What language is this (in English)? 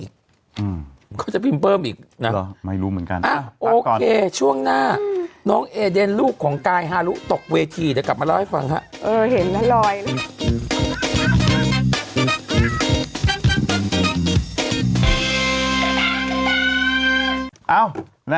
Thai